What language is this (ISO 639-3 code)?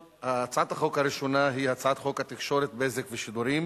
heb